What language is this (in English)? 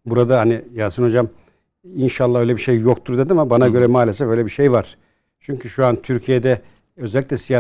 Turkish